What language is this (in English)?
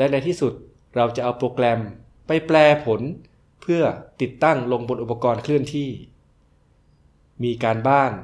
Thai